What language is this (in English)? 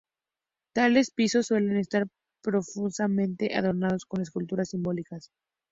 Spanish